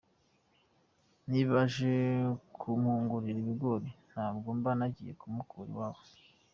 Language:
Kinyarwanda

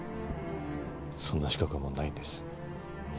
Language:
Japanese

